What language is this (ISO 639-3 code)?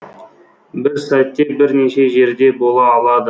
kaz